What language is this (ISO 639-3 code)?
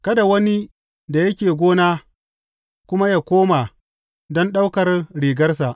hau